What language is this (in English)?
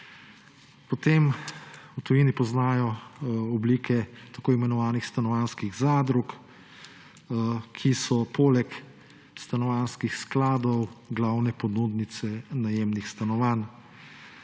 Slovenian